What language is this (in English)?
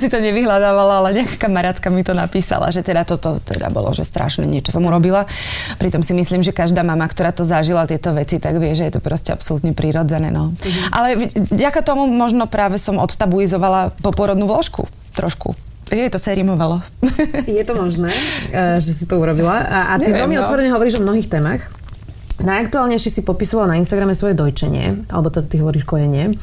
Slovak